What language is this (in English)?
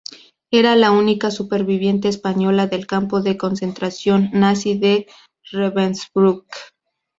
Spanish